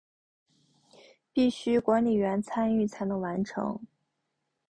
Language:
Chinese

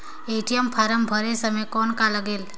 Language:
Chhattisgarhi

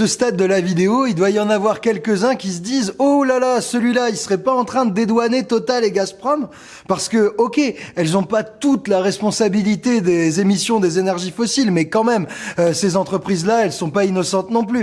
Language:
French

